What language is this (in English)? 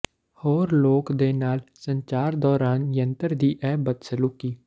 Punjabi